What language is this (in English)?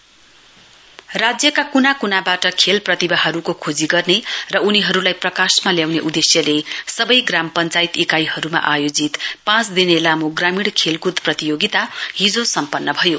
Nepali